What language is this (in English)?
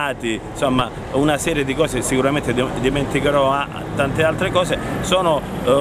Italian